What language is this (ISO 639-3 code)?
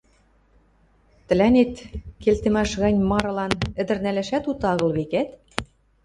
mrj